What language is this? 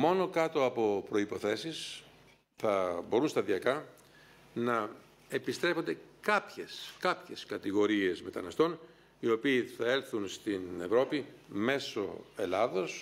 Greek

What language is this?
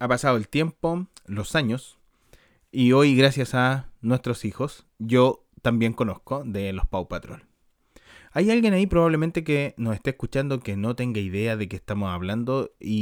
Spanish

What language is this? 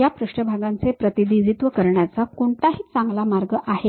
Marathi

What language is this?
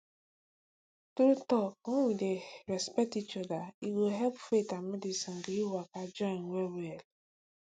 Nigerian Pidgin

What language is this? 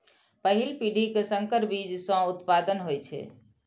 Maithili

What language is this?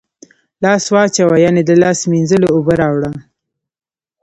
Pashto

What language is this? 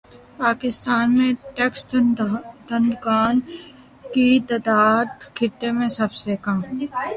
Urdu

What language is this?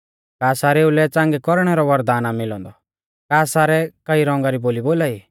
Mahasu Pahari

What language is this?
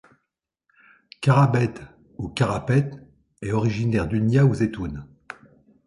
French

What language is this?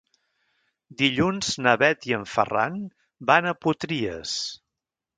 Catalan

